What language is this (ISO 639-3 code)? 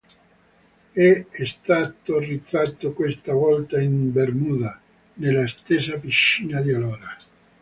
ita